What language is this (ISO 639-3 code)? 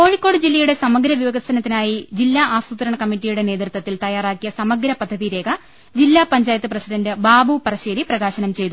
mal